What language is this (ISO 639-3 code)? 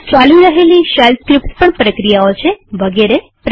guj